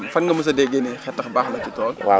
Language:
Wolof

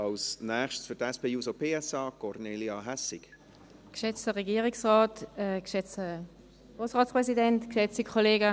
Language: Swiss German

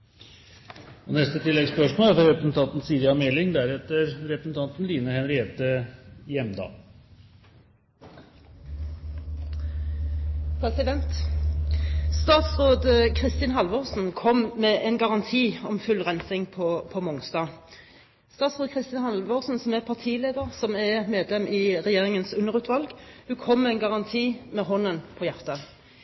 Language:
Norwegian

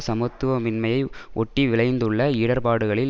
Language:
Tamil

